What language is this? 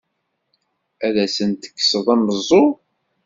Kabyle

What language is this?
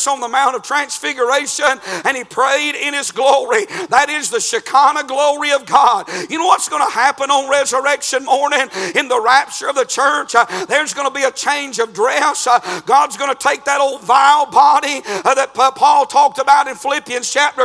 English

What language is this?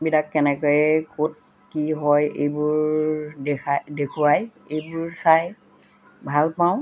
Assamese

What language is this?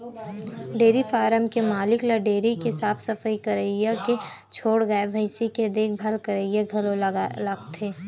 Chhattisgarhi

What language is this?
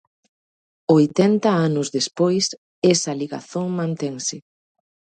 Galician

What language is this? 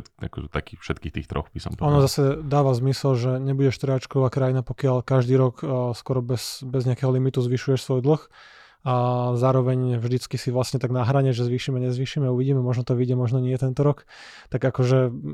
Slovak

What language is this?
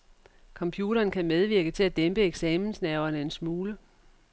Danish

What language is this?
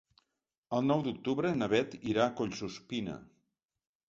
Catalan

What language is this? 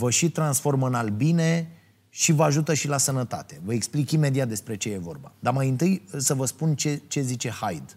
Romanian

